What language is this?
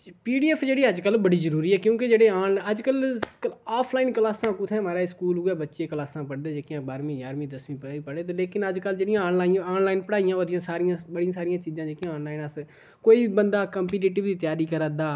Dogri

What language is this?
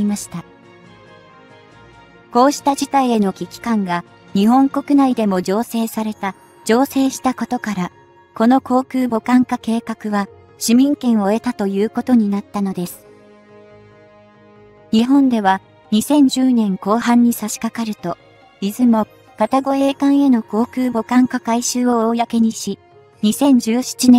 Japanese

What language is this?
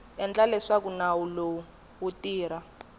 Tsonga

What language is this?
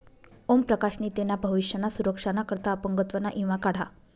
Marathi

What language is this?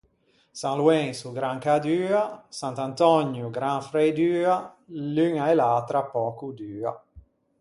Ligurian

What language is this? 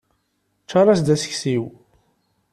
Kabyle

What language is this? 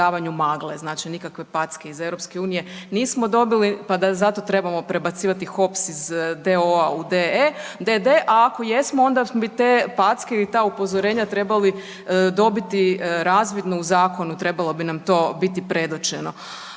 Croatian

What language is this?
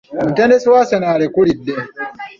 Ganda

